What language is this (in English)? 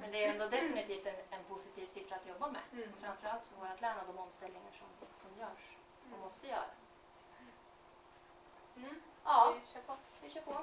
Swedish